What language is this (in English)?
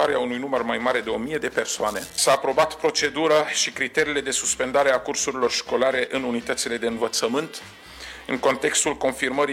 Romanian